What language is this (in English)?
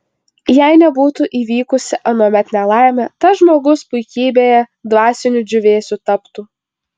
Lithuanian